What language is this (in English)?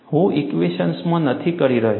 Gujarati